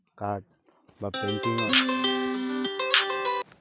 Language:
Assamese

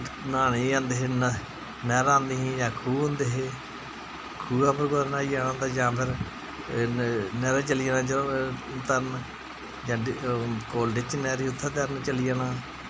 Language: Dogri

